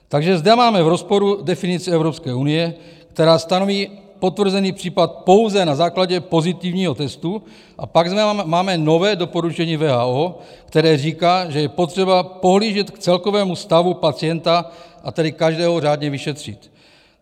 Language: Czech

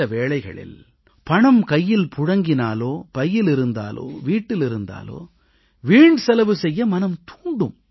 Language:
Tamil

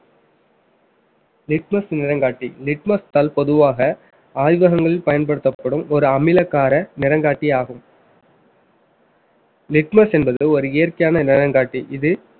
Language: Tamil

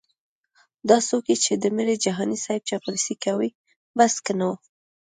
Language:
Pashto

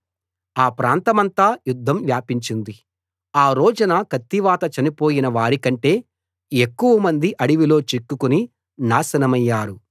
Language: Telugu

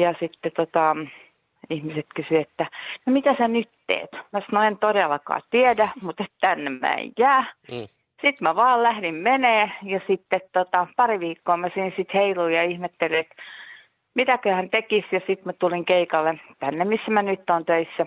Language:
Finnish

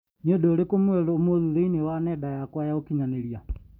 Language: Kikuyu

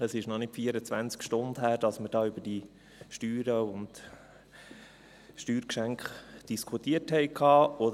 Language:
Swiss German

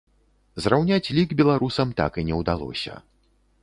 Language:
Belarusian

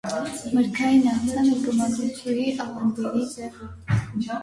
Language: Armenian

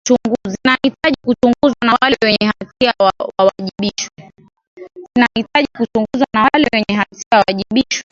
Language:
Swahili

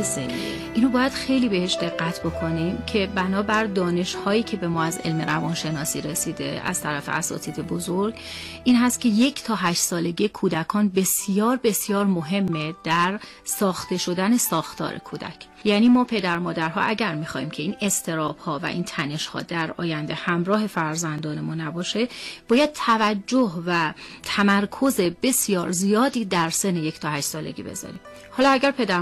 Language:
Persian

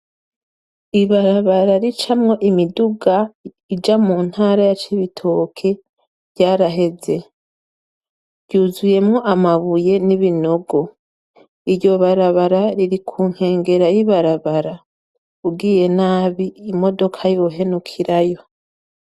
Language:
Rundi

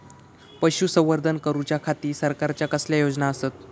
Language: Marathi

